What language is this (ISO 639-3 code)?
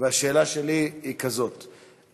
heb